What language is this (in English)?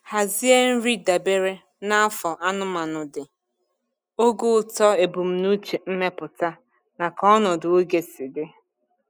Igbo